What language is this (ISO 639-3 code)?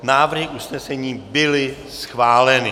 ces